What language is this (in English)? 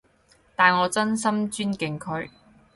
Cantonese